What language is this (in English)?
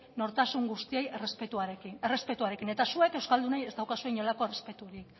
Basque